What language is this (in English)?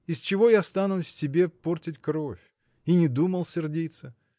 Russian